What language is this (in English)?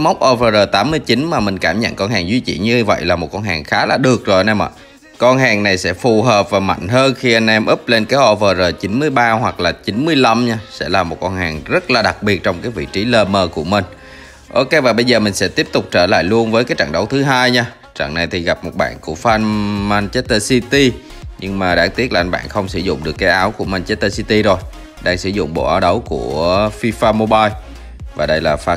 Vietnamese